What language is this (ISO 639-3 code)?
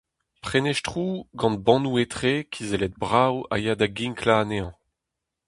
bre